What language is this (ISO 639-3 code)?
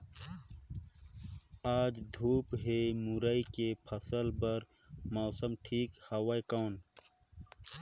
hne